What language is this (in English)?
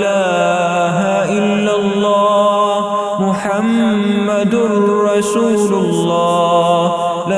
Arabic